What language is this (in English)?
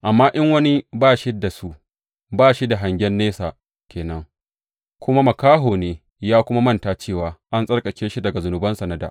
Hausa